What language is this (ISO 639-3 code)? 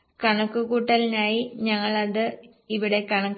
mal